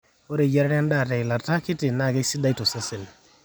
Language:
Masai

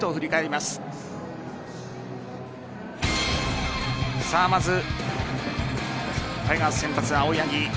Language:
Japanese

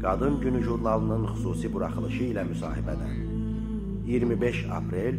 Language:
Turkish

